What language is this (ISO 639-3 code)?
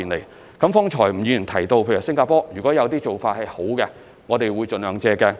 yue